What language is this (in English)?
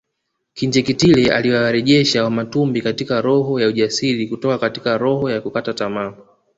Swahili